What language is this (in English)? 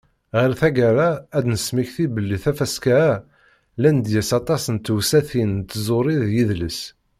Kabyle